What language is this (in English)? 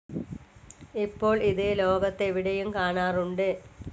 Malayalam